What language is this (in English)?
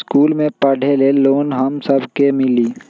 Magahi